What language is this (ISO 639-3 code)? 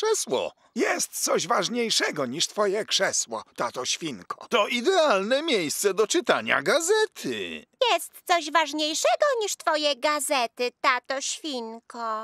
pol